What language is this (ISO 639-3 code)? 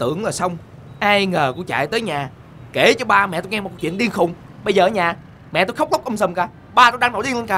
vie